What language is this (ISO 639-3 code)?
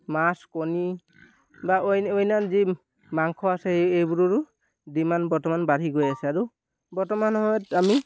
asm